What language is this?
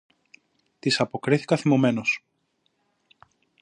Greek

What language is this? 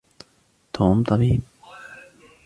Arabic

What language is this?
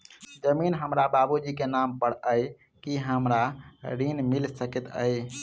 Maithili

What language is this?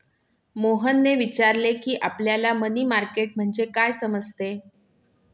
Marathi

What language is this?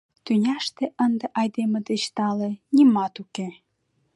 Mari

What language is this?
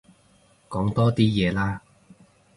Cantonese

